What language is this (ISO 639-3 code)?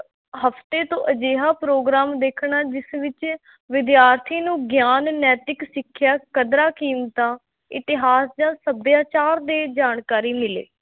pan